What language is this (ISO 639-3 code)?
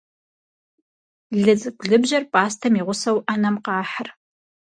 kbd